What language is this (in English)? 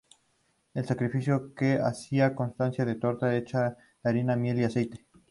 Spanish